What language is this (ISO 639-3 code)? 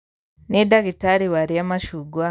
kik